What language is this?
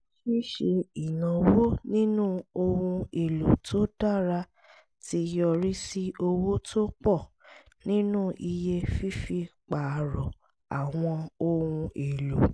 Yoruba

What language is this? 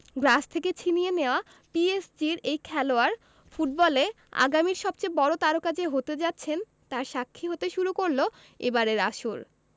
Bangla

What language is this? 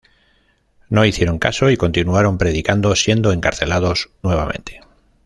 Spanish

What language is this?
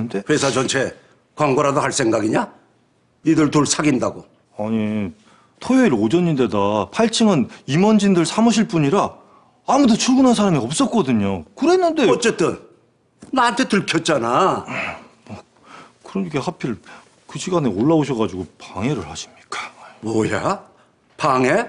Korean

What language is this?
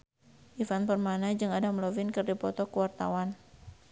Sundanese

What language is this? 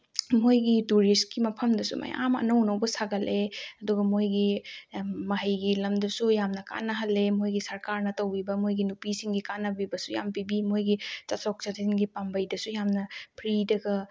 Manipuri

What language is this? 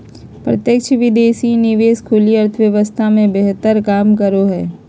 Magahi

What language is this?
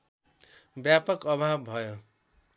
Nepali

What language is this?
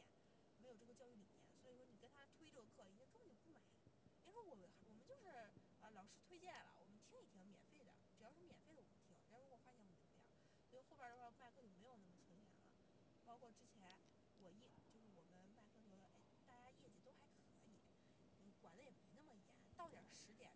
Chinese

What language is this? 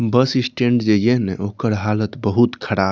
Maithili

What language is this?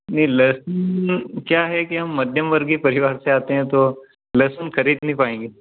Hindi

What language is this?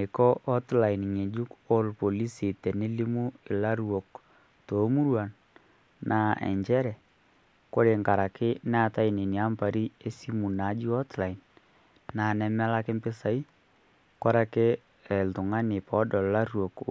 Masai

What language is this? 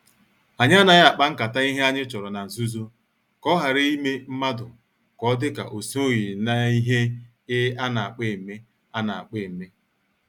Igbo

